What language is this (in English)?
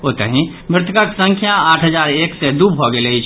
Maithili